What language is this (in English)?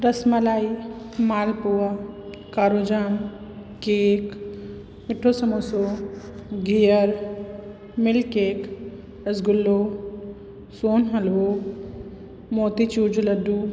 Sindhi